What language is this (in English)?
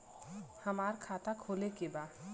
Bhojpuri